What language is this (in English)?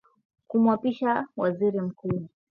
Swahili